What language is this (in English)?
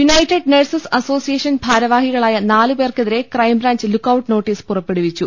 Malayalam